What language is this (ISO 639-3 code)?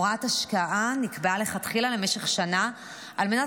heb